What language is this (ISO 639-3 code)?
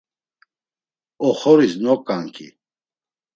lzz